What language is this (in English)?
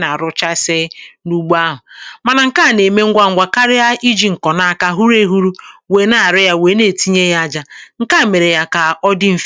Igbo